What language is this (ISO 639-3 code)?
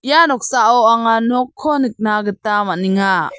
grt